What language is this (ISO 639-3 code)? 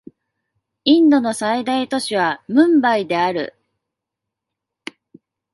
jpn